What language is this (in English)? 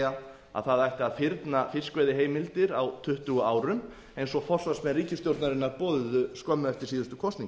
Icelandic